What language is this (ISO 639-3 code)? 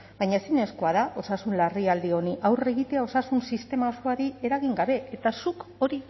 eus